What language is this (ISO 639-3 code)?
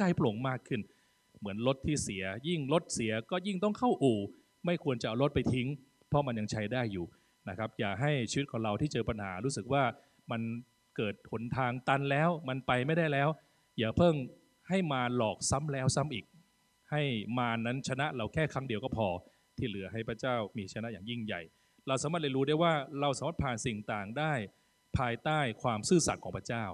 tha